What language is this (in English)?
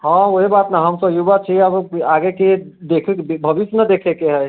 Maithili